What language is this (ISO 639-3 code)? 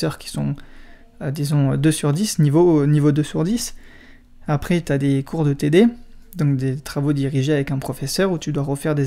fra